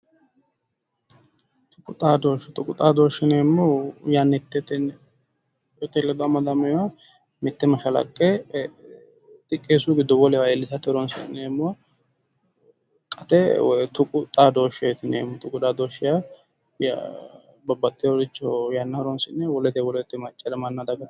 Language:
Sidamo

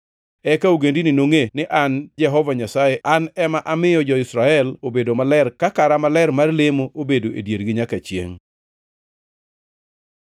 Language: Luo (Kenya and Tanzania)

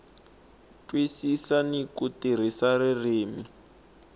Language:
Tsonga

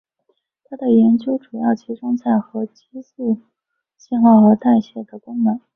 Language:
Chinese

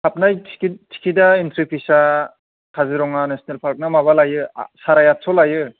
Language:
Bodo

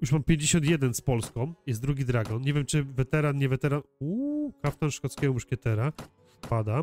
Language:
Polish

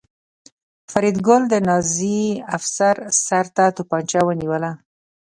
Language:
Pashto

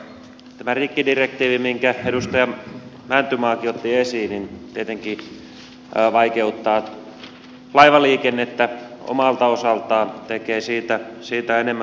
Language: Finnish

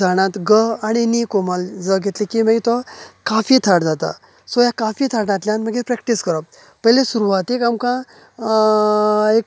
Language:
Konkani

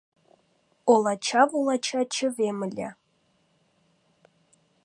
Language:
Mari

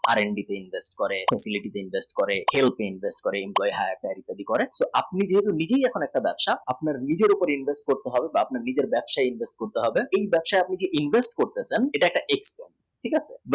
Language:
Bangla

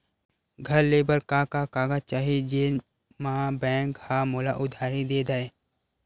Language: Chhattisgarhi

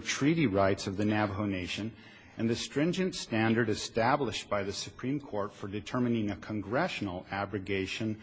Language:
English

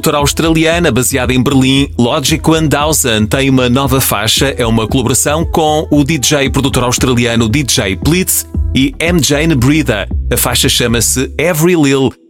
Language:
Portuguese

